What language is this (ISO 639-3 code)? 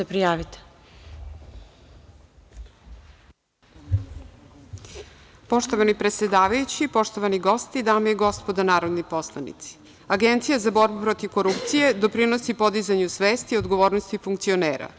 srp